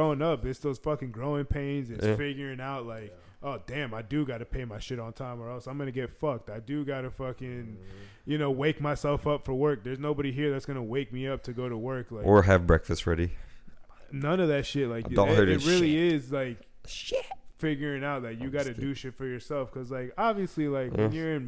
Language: English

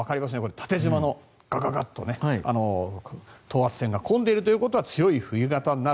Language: Japanese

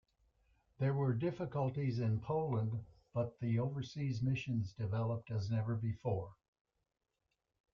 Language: English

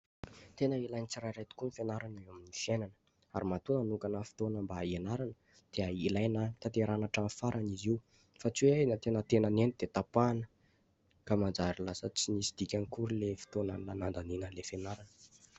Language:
Malagasy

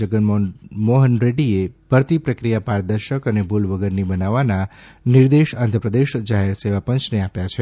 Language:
Gujarati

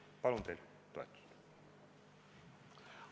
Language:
Estonian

